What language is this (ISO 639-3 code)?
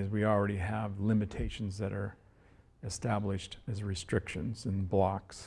eng